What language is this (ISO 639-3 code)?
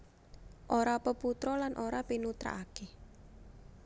jav